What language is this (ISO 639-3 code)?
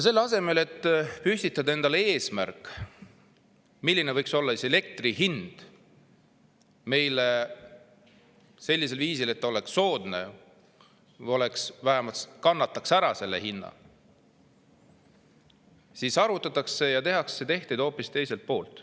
est